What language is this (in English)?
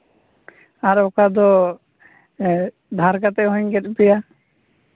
Santali